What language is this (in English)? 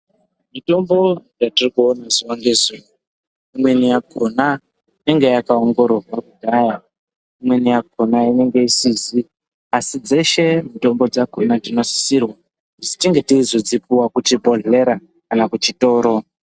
Ndau